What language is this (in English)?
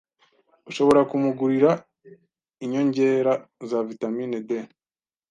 Kinyarwanda